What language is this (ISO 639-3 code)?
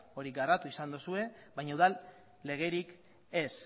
eus